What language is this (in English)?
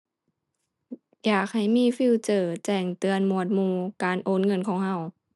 Thai